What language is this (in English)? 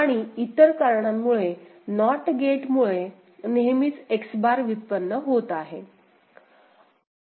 Marathi